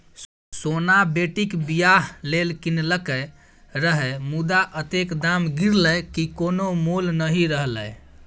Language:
Maithili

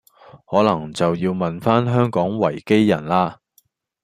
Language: Cantonese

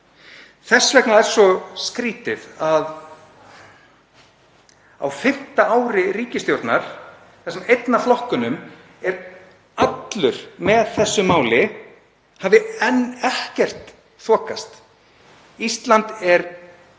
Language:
Icelandic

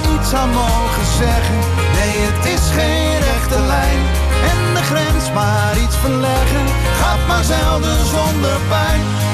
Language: Dutch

